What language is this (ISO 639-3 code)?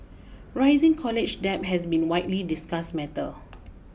eng